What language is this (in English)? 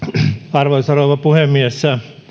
Finnish